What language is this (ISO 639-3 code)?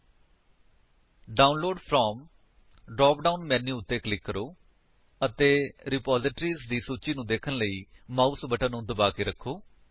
pan